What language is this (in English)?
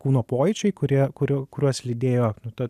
Lithuanian